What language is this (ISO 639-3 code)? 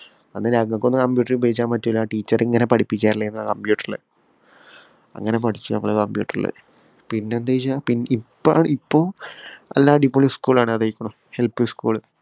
mal